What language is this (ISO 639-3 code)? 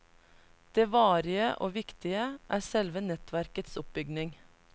nor